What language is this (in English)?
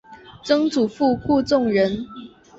Chinese